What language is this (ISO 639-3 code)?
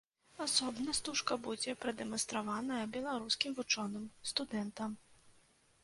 bel